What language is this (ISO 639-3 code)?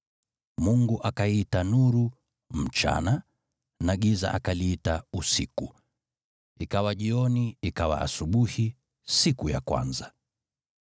swa